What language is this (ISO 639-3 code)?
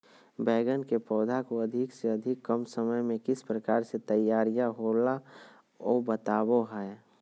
mag